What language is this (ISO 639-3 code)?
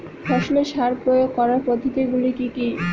ben